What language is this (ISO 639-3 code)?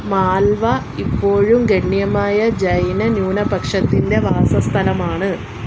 mal